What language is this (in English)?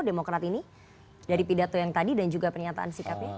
Indonesian